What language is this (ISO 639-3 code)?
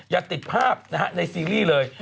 tha